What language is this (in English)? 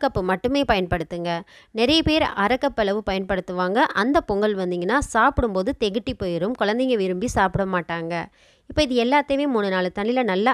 Tamil